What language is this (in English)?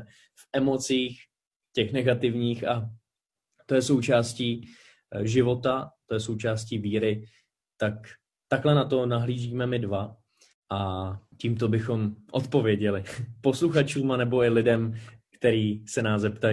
Czech